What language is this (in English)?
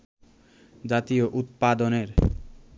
Bangla